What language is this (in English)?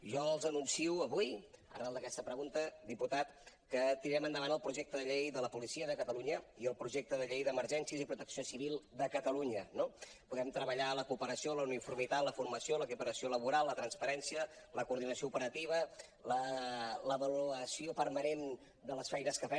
Catalan